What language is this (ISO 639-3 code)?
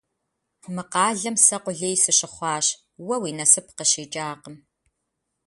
kbd